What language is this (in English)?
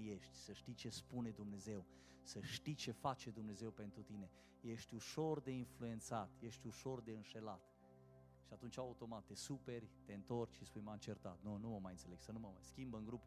Romanian